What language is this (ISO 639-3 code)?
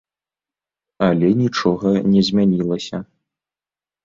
bel